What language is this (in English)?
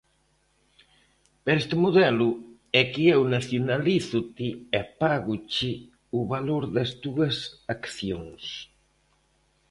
Galician